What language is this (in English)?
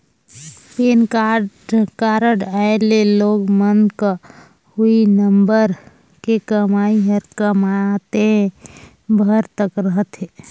Chhattisgarhi